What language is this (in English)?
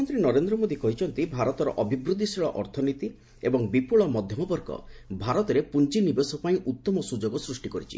Odia